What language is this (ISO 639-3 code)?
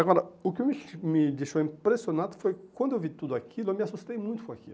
por